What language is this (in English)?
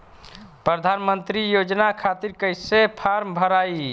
Bhojpuri